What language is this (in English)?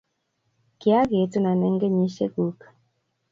Kalenjin